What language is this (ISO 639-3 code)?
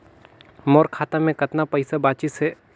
hne